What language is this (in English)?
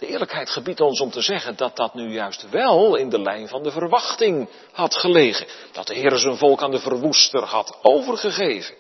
Dutch